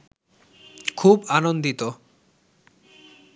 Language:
Bangla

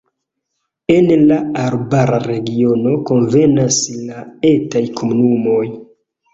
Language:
Esperanto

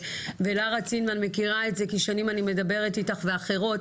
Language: Hebrew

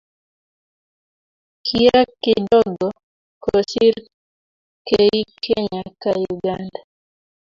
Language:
Kalenjin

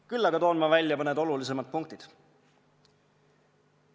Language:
Estonian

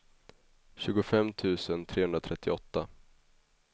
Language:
Swedish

